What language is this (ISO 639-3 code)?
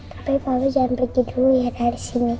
ind